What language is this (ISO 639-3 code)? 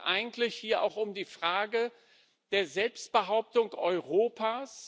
deu